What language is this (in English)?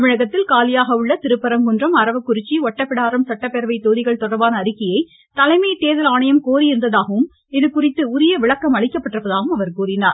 Tamil